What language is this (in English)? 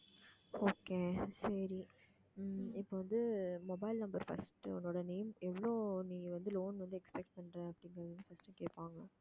Tamil